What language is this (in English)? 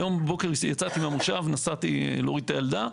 Hebrew